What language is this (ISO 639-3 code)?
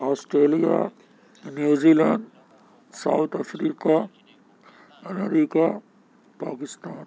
urd